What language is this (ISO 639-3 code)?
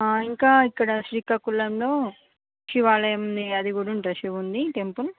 tel